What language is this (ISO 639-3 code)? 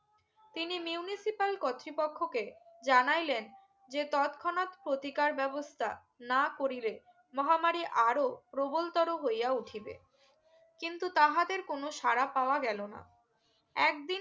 ben